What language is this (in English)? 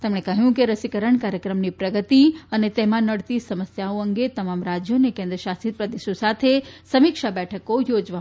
Gujarati